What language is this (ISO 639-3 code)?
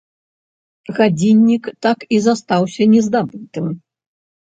bel